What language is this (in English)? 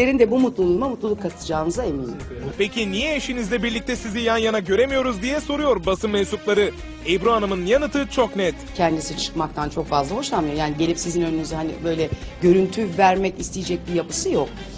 Turkish